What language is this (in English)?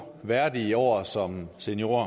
Danish